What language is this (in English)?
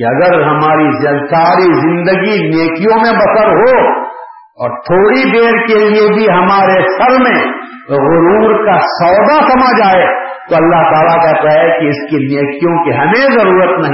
Urdu